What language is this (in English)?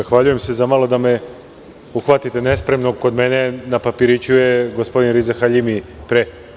Serbian